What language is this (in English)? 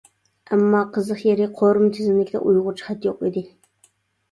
Uyghur